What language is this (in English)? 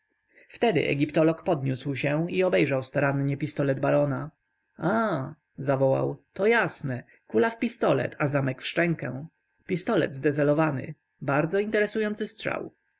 Polish